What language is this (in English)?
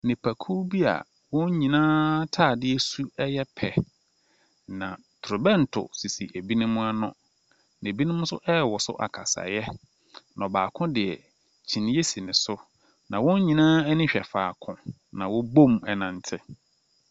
Akan